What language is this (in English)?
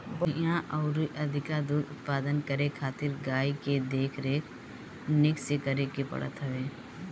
Bhojpuri